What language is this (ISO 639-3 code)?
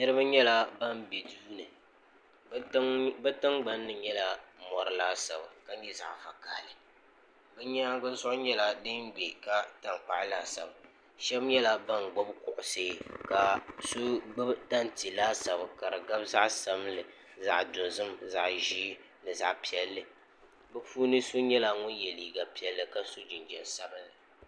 dag